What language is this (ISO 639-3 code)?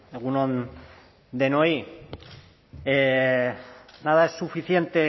eus